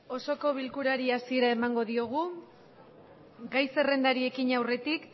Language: Basque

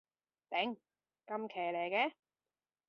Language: Cantonese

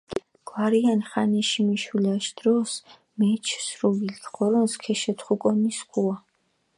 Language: Mingrelian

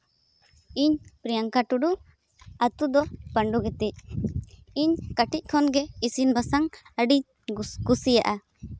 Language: Santali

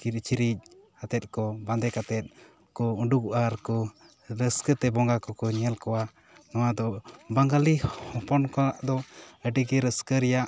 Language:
Santali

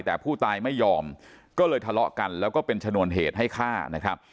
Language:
Thai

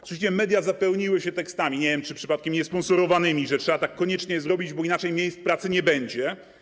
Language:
Polish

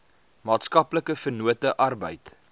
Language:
Afrikaans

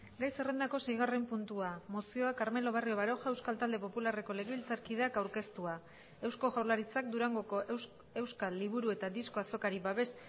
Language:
Basque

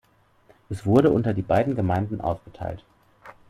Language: German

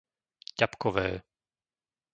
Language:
Slovak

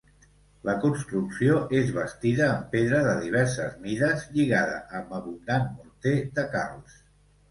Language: Catalan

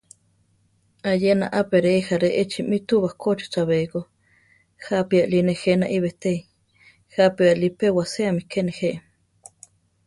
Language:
Central Tarahumara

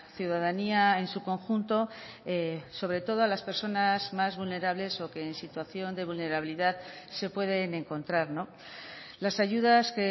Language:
Spanish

